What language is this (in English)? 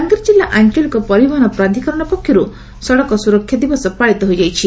Odia